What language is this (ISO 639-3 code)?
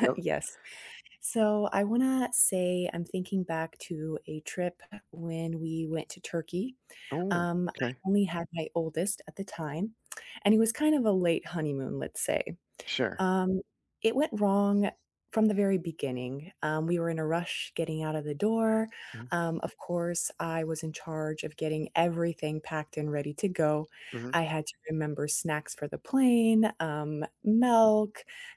eng